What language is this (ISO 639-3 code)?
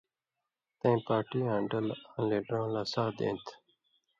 mvy